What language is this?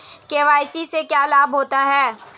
Hindi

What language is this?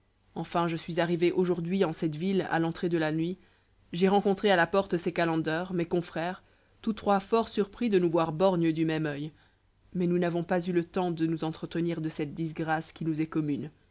French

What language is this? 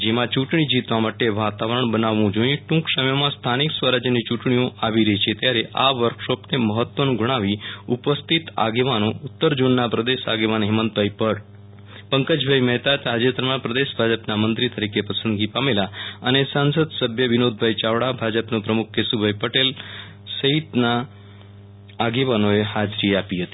Gujarati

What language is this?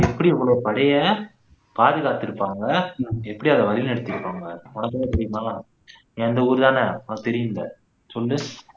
Tamil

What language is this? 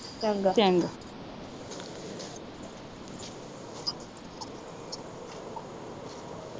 Punjabi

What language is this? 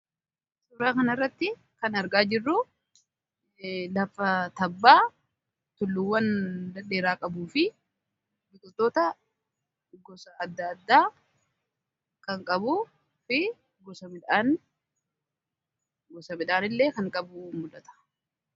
Oromo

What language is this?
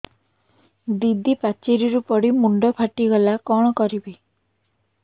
Odia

